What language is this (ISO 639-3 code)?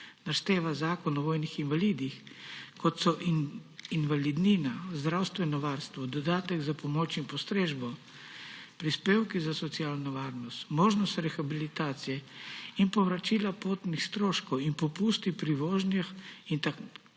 slv